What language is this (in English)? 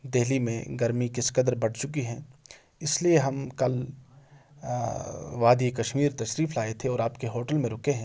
Urdu